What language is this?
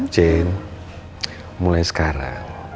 Indonesian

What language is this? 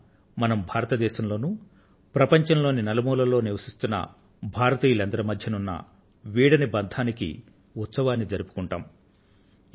Telugu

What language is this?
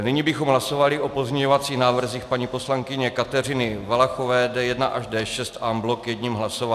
Czech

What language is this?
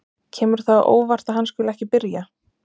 Icelandic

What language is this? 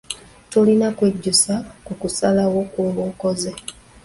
Ganda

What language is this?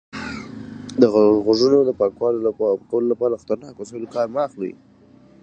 Pashto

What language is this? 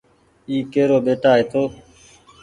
Goaria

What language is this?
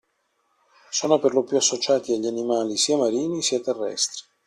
Italian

